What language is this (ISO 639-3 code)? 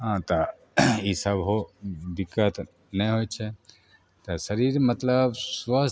mai